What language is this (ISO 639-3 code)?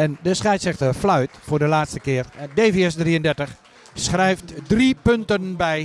nld